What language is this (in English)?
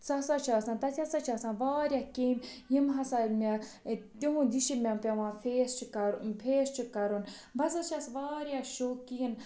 Kashmiri